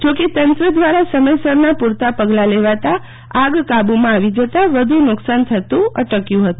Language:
Gujarati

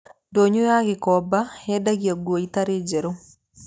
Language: Kikuyu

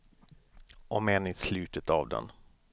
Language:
Swedish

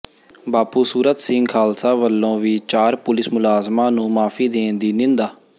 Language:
Punjabi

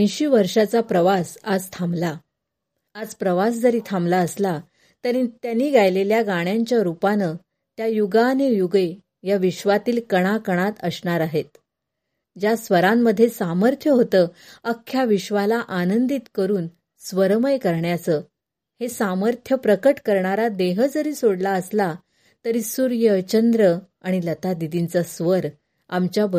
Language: Marathi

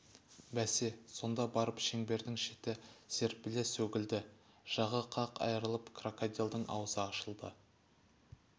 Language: Kazakh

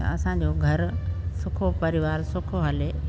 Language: Sindhi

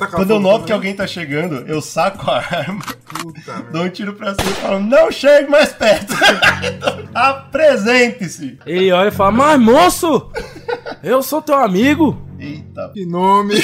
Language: Portuguese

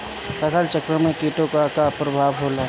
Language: Bhojpuri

